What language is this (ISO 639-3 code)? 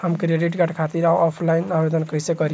bho